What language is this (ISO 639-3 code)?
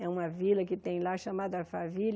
por